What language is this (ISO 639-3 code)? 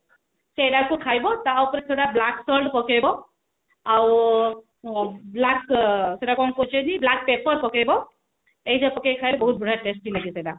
ori